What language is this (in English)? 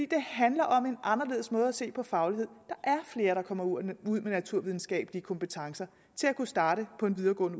Danish